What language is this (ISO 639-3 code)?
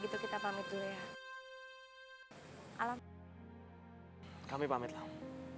ind